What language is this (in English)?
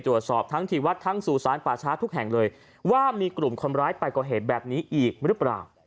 Thai